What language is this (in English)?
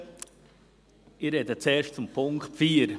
Swiss German